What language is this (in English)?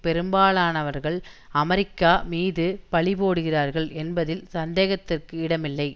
Tamil